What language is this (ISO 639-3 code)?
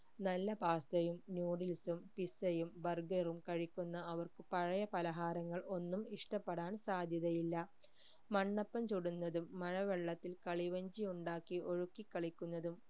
mal